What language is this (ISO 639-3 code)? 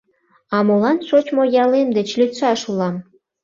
chm